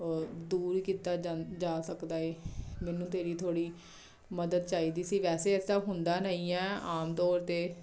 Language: Punjabi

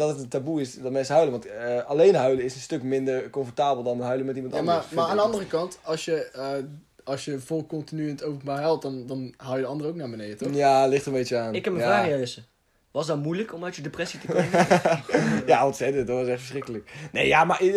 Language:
Dutch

